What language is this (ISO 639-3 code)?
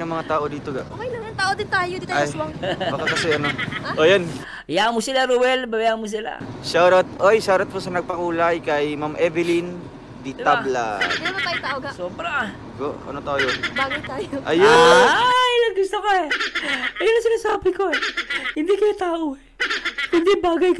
fil